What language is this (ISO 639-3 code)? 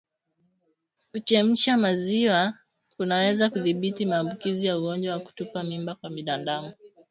swa